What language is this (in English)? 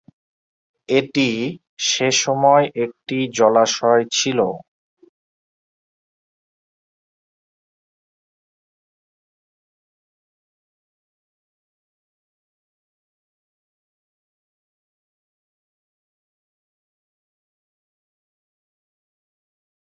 Bangla